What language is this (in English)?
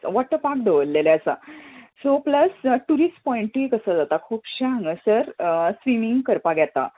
Konkani